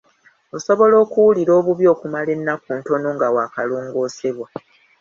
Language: Ganda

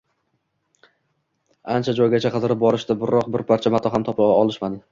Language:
Uzbek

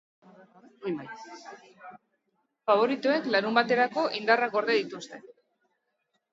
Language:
Basque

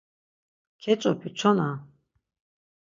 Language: Laz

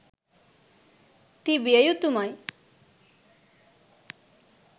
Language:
Sinhala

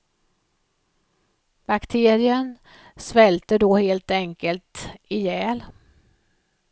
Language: Swedish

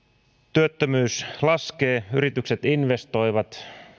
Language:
Finnish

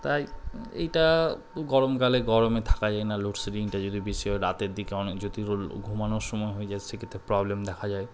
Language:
Bangla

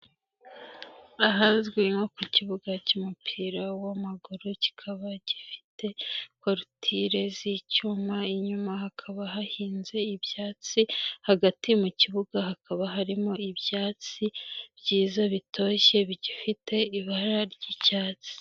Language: Kinyarwanda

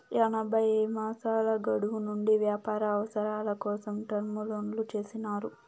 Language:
Telugu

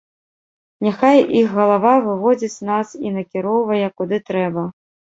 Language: Belarusian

